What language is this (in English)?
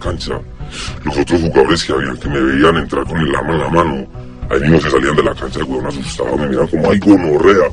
Spanish